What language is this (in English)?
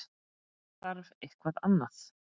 Icelandic